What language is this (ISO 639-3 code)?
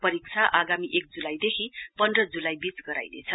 nep